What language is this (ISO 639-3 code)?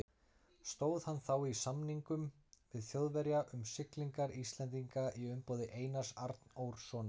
isl